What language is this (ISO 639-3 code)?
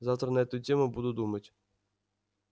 rus